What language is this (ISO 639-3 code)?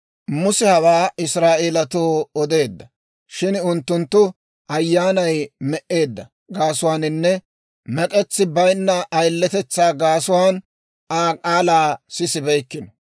dwr